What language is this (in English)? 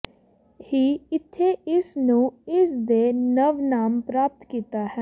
Punjabi